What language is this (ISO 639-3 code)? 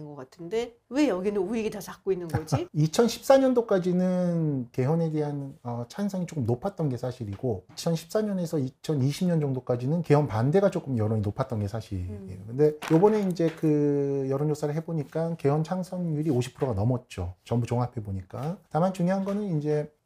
kor